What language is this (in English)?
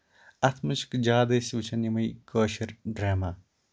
Kashmiri